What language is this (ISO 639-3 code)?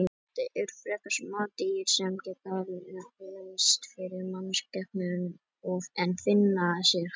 isl